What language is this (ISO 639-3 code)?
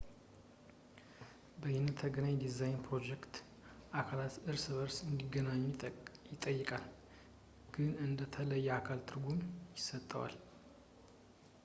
amh